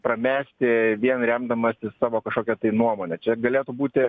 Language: Lithuanian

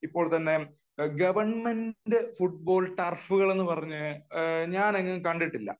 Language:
Malayalam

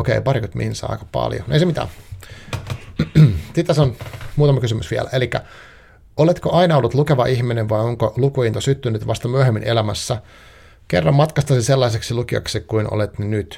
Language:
Finnish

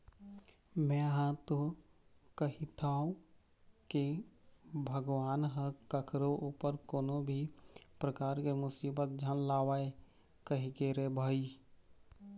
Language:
Chhattisgarhi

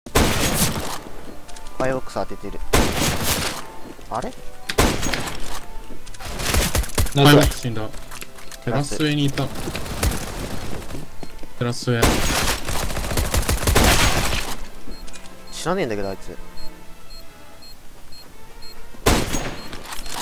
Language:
Japanese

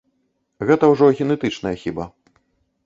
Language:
Belarusian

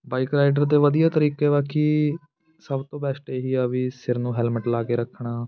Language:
Punjabi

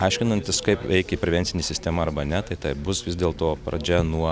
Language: Lithuanian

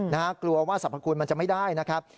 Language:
Thai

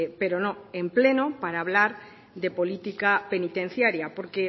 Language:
Spanish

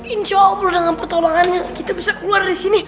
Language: Indonesian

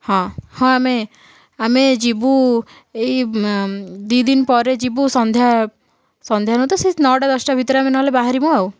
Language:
Odia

